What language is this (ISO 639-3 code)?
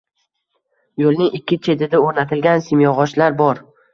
uzb